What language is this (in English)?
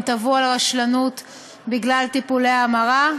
Hebrew